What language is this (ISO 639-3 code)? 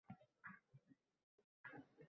uzb